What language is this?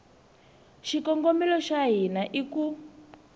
Tsonga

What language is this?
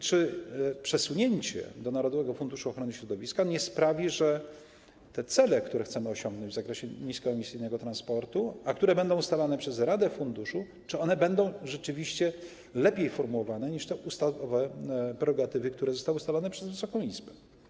Polish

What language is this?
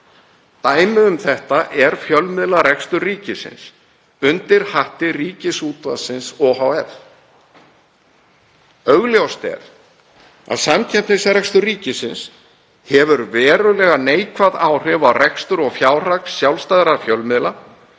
Icelandic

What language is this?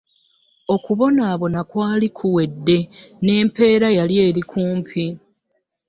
Ganda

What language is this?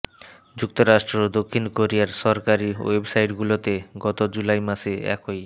Bangla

